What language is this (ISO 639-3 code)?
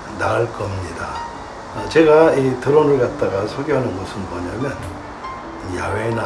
kor